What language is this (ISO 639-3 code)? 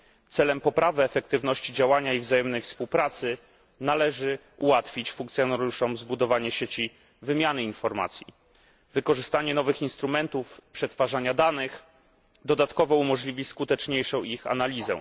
pol